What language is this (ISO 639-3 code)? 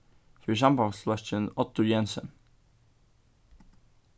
fao